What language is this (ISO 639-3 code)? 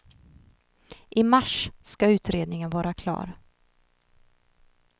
swe